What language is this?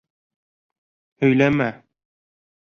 Bashkir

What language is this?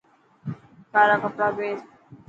Dhatki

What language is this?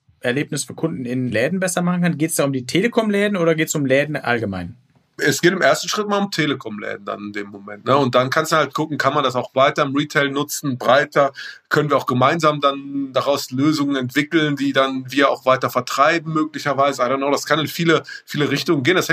German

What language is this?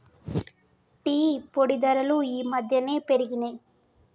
Telugu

